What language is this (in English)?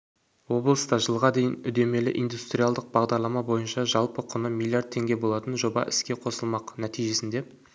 Kazakh